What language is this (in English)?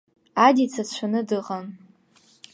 Abkhazian